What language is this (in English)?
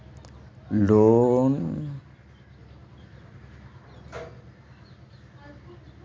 Magahi